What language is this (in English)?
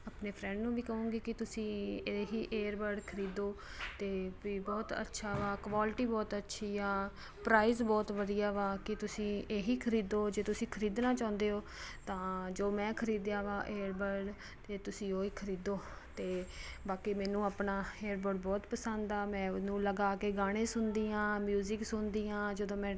Punjabi